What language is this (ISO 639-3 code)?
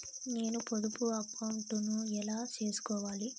tel